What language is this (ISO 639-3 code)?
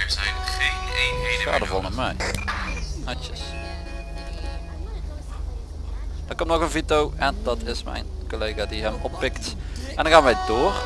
nld